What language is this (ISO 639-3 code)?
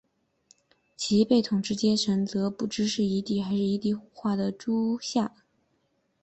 zho